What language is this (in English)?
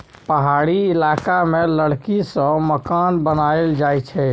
Maithili